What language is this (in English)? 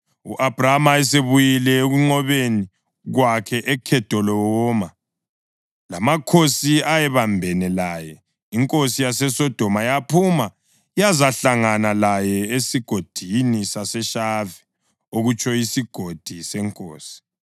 North Ndebele